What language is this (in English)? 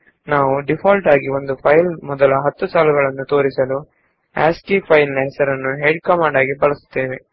Kannada